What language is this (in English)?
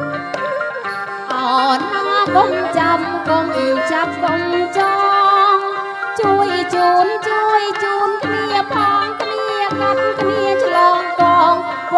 Thai